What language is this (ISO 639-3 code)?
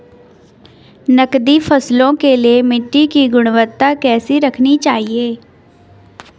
hin